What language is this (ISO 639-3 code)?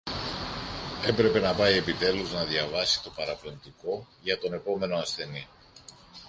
ell